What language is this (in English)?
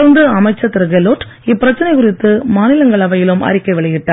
Tamil